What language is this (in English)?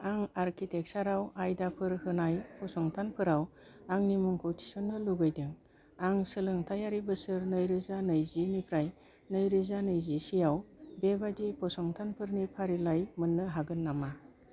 Bodo